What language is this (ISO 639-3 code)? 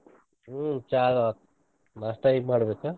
kan